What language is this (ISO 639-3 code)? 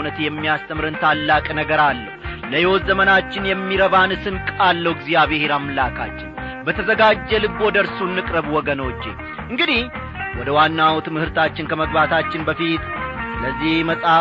amh